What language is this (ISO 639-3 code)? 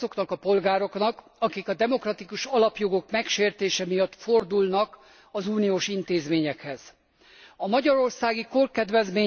hun